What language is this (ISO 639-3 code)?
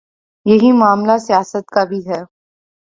urd